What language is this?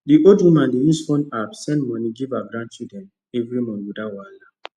Nigerian Pidgin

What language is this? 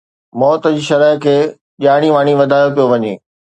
Sindhi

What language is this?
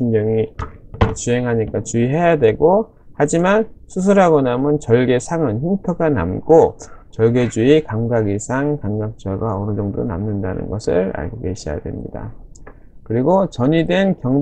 Korean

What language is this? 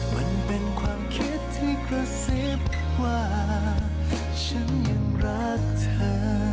Thai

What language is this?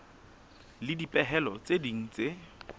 Southern Sotho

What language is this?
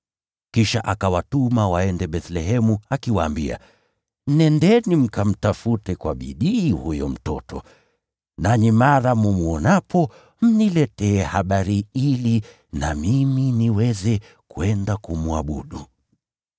Swahili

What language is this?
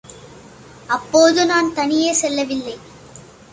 Tamil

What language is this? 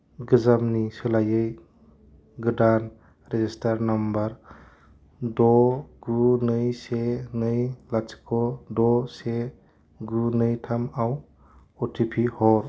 Bodo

